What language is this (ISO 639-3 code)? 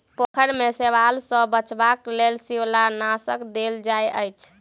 mai